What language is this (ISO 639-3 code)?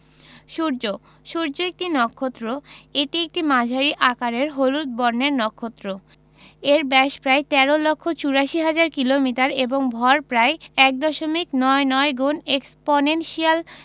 ben